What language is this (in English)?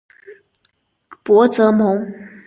Chinese